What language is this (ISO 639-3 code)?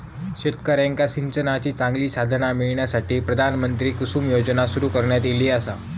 mar